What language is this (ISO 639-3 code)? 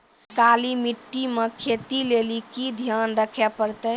mai